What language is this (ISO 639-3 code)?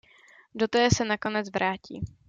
ces